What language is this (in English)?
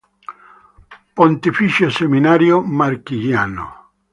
Italian